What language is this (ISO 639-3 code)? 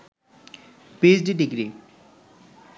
ben